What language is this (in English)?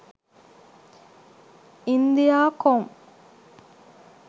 Sinhala